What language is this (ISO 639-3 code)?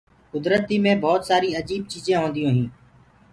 ggg